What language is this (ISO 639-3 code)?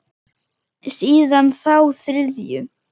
isl